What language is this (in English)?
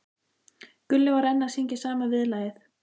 Icelandic